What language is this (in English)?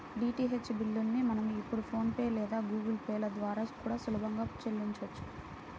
Telugu